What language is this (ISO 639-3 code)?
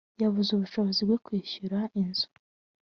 kin